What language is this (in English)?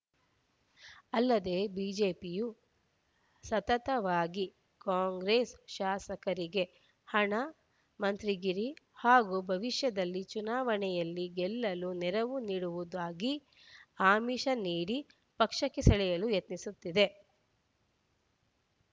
Kannada